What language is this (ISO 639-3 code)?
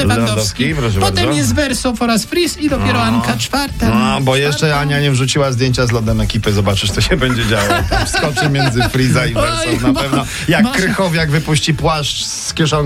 pol